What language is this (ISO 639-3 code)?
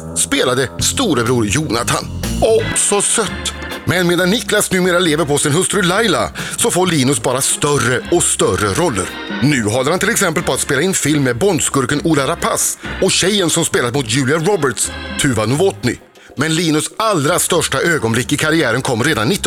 swe